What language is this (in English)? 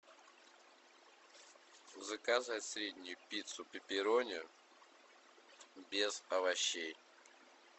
Russian